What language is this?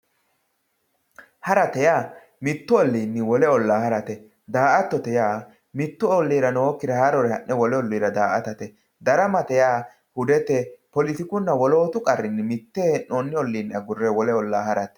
Sidamo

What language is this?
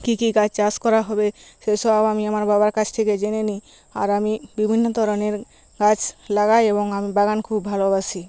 Bangla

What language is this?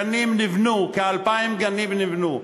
Hebrew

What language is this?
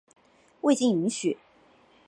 Chinese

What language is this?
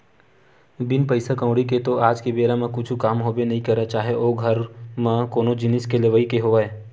Chhattisgarhi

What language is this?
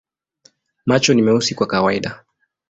Swahili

